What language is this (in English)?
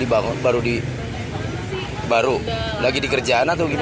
Indonesian